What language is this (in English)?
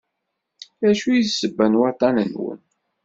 Kabyle